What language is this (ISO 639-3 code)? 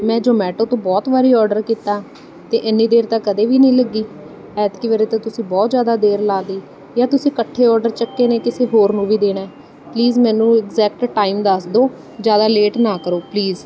pan